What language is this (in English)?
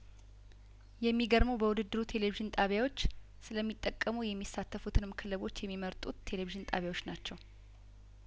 Amharic